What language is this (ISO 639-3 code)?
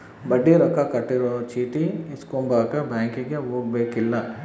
kan